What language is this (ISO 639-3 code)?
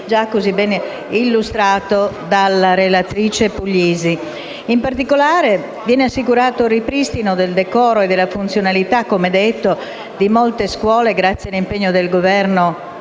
ita